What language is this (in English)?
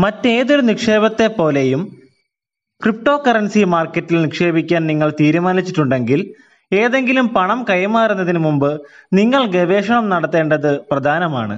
Malayalam